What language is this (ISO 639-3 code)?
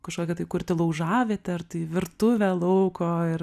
lit